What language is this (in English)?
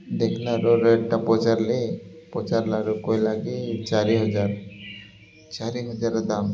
Odia